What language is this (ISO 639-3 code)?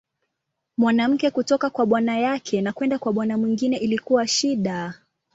swa